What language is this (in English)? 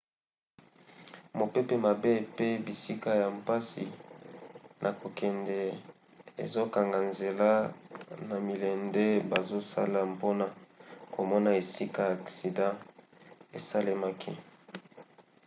Lingala